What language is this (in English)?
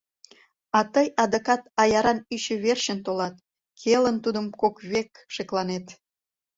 Mari